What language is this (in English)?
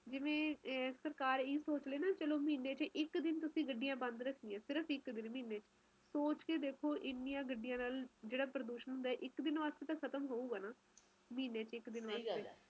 Punjabi